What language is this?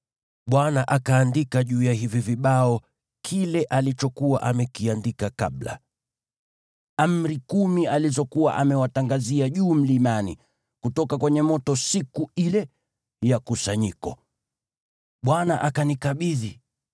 Swahili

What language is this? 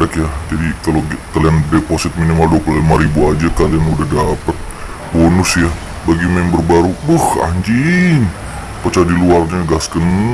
Indonesian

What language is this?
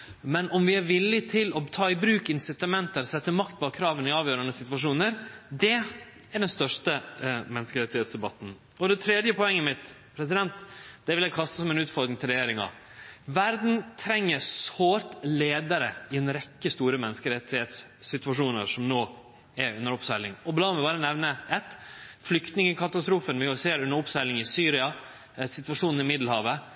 Norwegian Nynorsk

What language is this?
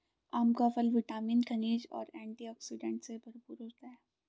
Hindi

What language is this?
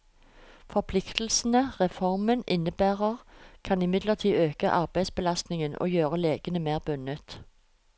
Norwegian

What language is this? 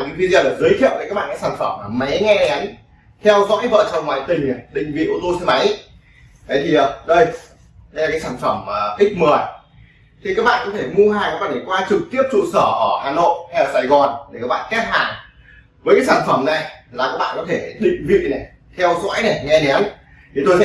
Vietnamese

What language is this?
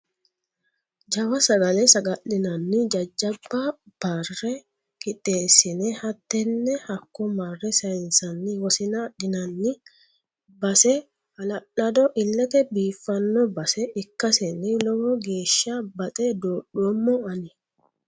Sidamo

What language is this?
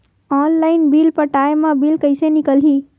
Chhattisgarhi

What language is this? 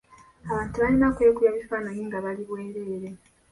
Ganda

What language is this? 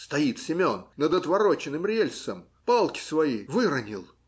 Russian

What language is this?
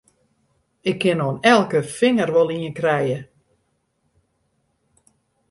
Western Frisian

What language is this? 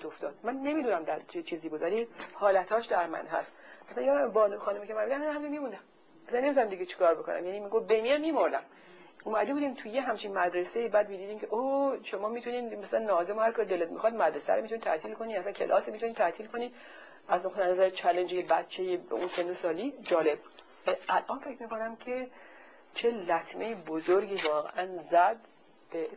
Persian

